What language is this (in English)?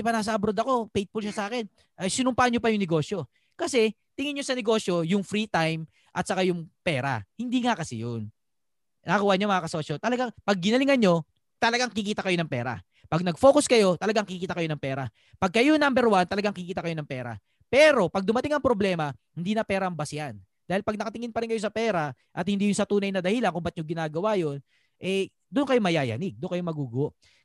Filipino